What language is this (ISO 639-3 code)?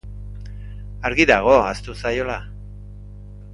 eus